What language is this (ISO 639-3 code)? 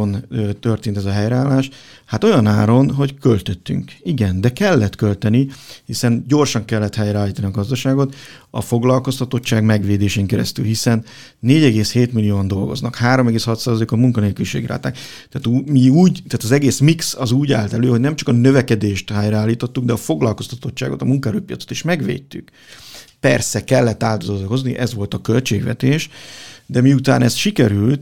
hun